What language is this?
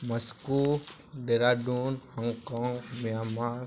Odia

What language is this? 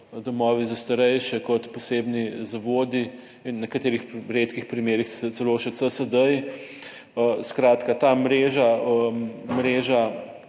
Slovenian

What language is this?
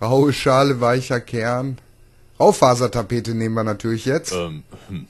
German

